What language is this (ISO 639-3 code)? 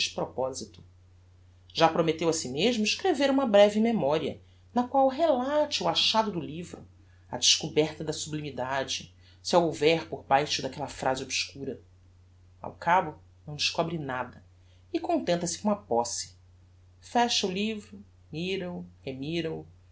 por